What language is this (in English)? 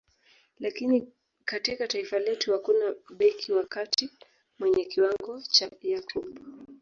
Swahili